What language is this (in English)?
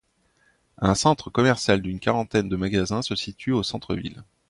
French